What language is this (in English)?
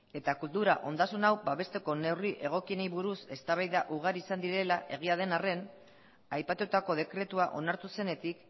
Basque